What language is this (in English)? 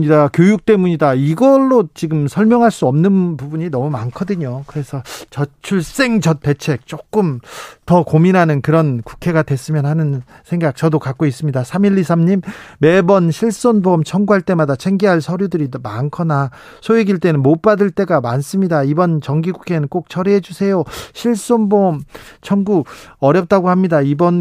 Korean